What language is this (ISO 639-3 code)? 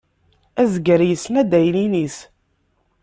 kab